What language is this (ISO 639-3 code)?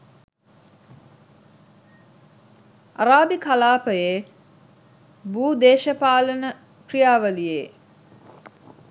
sin